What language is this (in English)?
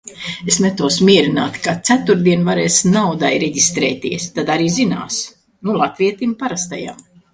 Latvian